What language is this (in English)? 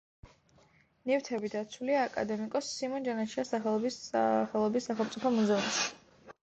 Georgian